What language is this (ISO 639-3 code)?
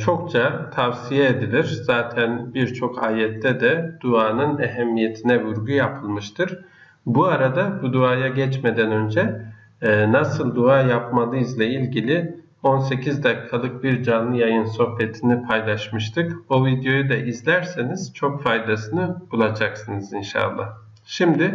tur